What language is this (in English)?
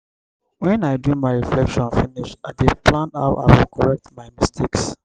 Nigerian Pidgin